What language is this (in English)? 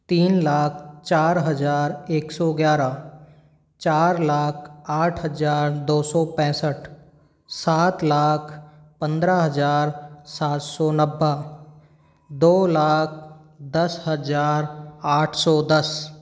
Hindi